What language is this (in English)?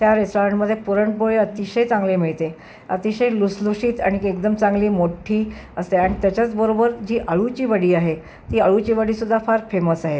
Marathi